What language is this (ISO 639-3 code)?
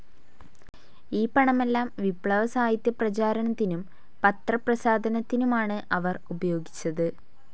mal